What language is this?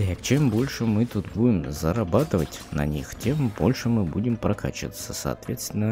Russian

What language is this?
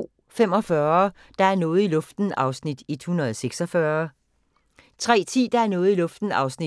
Danish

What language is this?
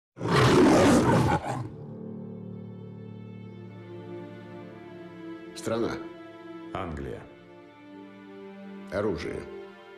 Russian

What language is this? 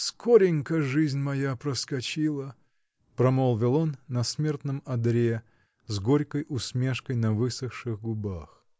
Russian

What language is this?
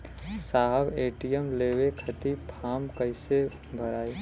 Bhojpuri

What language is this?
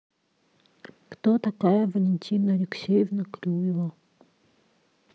Russian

